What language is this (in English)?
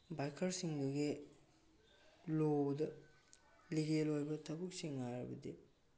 Manipuri